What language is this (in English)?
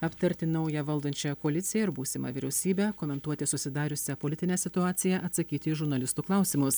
Lithuanian